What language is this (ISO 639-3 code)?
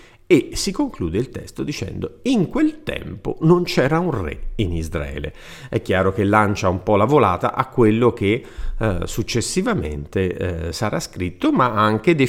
ita